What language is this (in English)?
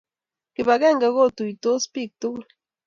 Kalenjin